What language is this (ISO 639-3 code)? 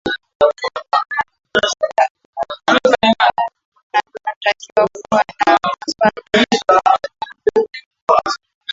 swa